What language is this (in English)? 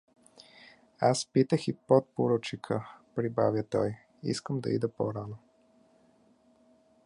Bulgarian